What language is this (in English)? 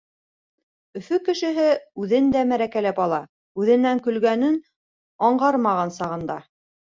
Bashkir